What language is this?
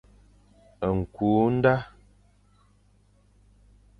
Fang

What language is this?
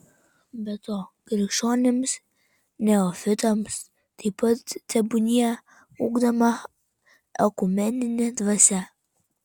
Lithuanian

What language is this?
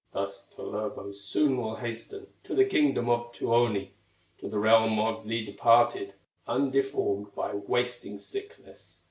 English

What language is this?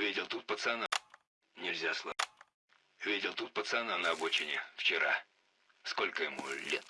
Russian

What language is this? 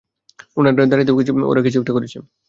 Bangla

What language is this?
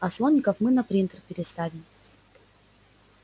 Russian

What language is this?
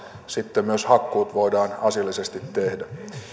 Finnish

